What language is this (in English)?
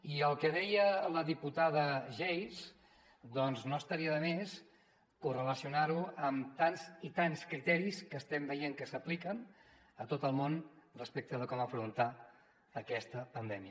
Catalan